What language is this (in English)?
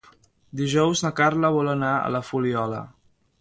Catalan